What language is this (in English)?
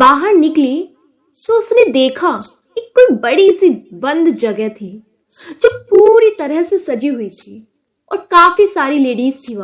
Hindi